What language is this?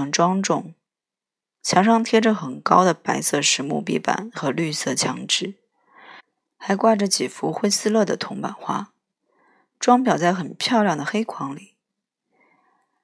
Chinese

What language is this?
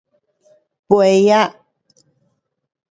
Pu-Xian Chinese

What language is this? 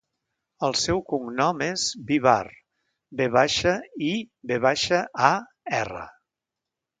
Catalan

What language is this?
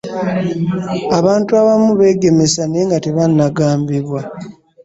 Ganda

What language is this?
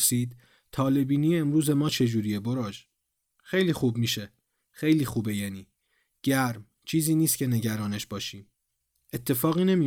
Persian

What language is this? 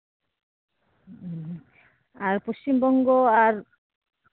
Santali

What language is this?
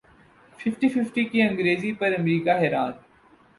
Urdu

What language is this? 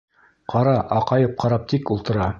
Bashkir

